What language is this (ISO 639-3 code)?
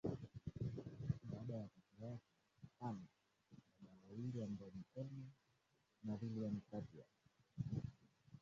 swa